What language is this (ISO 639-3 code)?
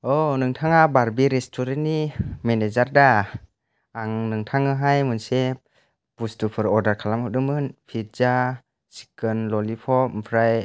brx